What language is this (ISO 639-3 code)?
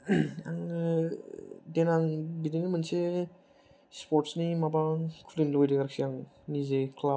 brx